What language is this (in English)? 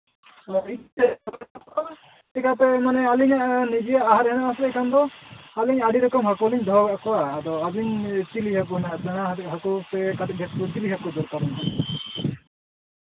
Santali